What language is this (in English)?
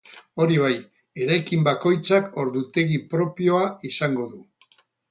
Basque